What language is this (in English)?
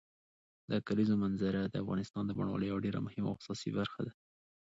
Pashto